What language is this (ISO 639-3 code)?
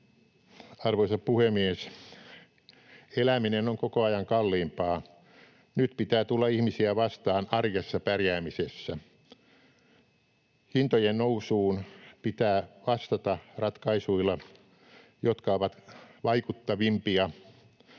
fin